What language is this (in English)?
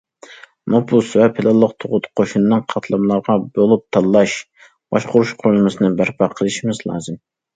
Uyghur